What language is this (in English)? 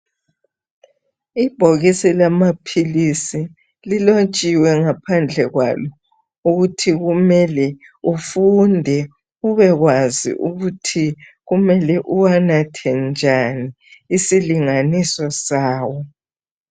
North Ndebele